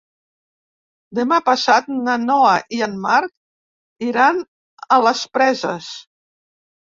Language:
Catalan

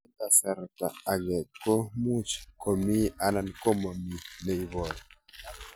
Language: Kalenjin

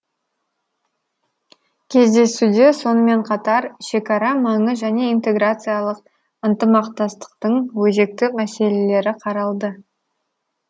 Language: Kazakh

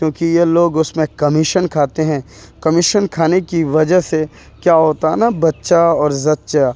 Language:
Urdu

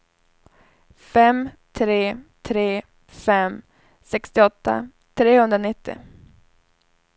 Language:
Swedish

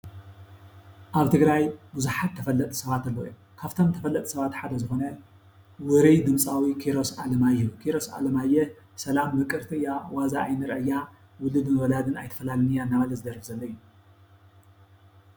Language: Tigrinya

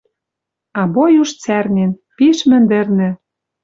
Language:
Western Mari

